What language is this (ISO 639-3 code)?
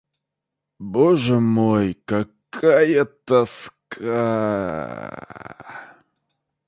rus